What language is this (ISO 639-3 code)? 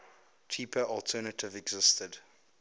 eng